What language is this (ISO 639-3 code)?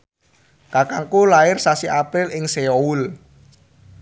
jav